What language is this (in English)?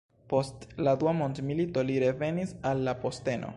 Esperanto